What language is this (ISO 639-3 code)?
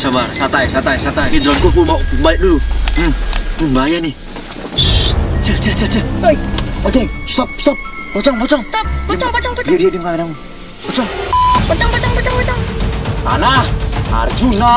ind